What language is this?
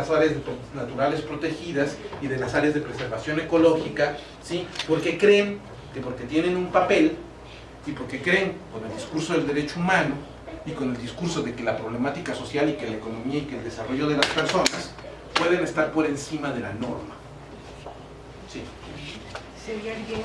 Spanish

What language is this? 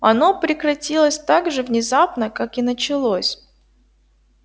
Russian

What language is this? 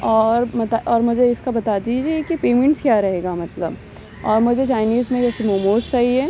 Urdu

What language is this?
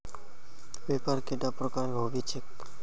Magahi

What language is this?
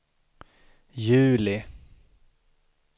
Swedish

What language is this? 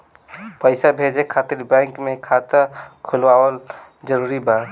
Bhojpuri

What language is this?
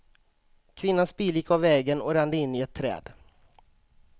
Swedish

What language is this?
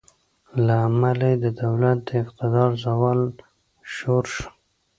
Pashto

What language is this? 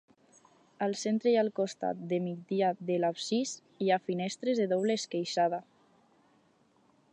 Catalan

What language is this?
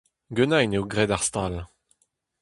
Breton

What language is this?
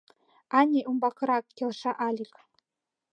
Mari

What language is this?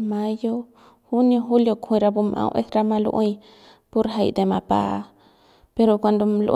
Central Pame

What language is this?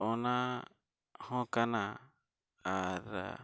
Santali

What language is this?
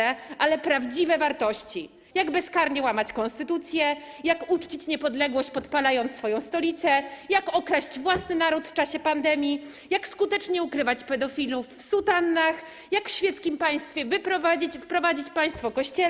Polish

